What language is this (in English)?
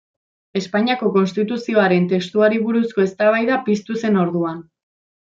Basque